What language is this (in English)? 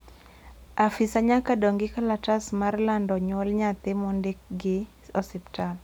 Luo (Kenya and Tanzania)